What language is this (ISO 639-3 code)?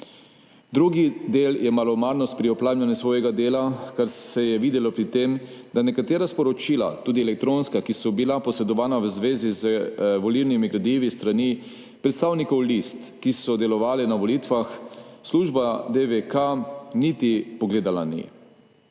slv